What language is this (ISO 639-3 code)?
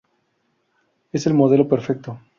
spa